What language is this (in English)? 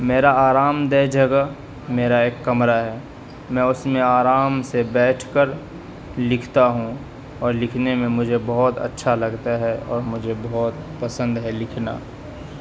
Urdu